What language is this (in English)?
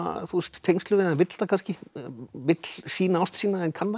Icelandic